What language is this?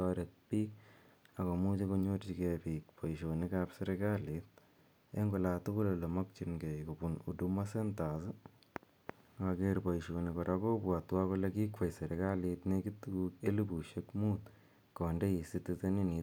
Kalenjin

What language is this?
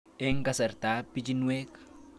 Kalenjin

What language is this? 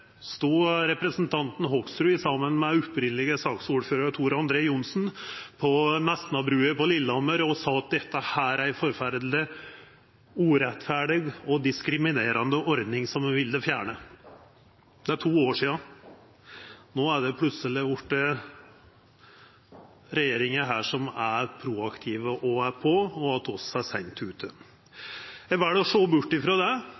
Norwegian Nynorsk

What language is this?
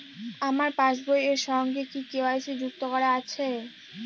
Bangla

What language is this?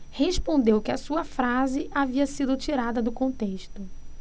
Portuguese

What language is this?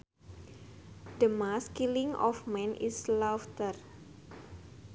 Sundanese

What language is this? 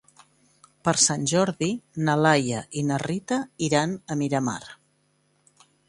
Catalan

